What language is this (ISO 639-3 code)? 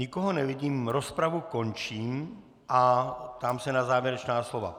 ces